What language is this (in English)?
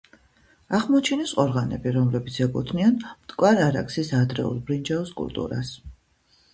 Georgian